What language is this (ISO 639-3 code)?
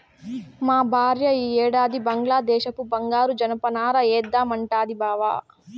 tel